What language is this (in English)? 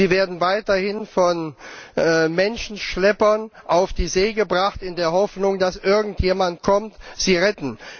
German